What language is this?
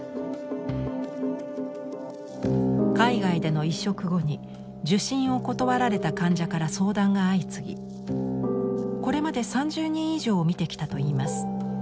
Japanese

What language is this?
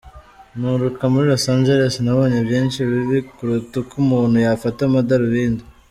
Kinyarwanda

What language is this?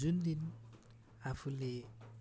Nepali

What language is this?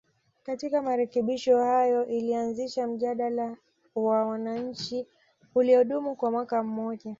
Swahili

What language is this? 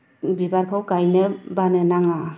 Bodo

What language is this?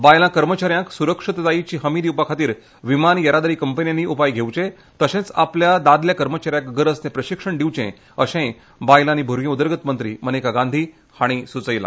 Konkani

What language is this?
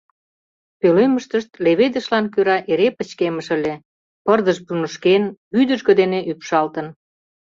Mari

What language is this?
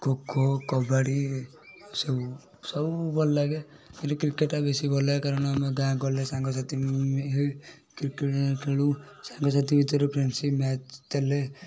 Odia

